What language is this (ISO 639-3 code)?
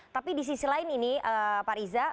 ind